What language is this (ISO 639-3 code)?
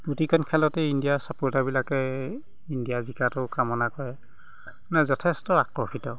asm